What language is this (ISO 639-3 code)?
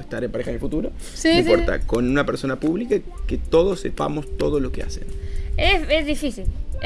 spa